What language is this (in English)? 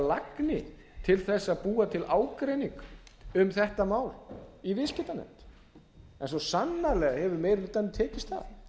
Icelandic